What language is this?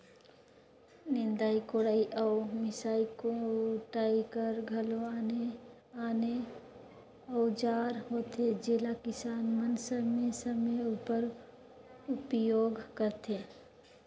Chhattisgarhi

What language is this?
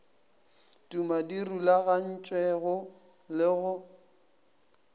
Northern Sotho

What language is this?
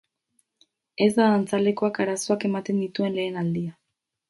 Basque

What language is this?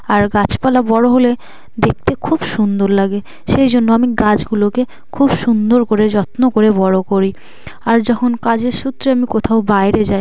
Bangla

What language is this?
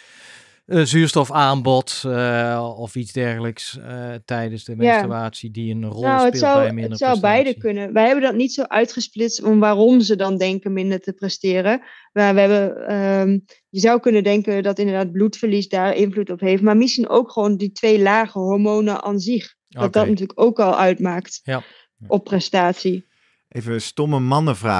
Dutch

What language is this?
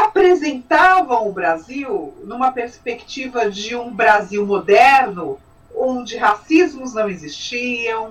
Portuguese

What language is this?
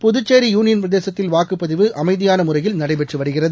Tamil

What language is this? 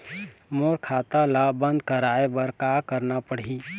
Chhattisgarhi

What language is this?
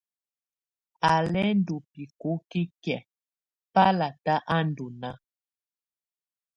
Tunen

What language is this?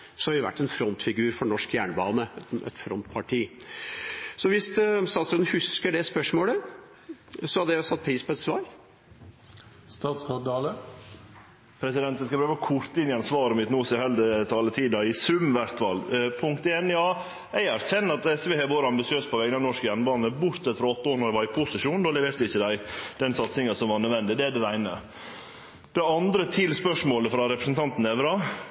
Norwegian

